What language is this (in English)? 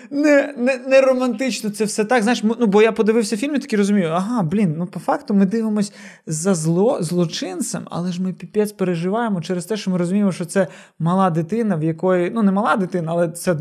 Ukrainian